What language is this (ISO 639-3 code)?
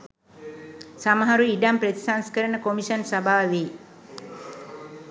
sin